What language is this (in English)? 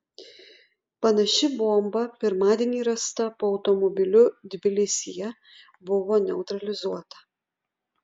Lithuanian